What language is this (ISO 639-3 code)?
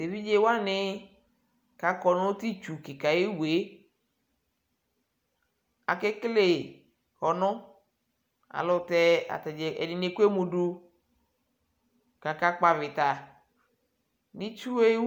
kpo